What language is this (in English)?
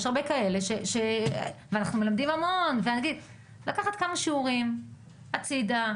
Hebrew